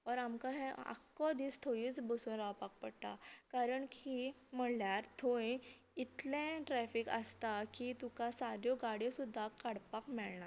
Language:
Konkani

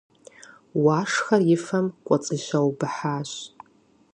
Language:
Kabardian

